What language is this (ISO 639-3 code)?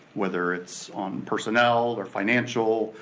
eng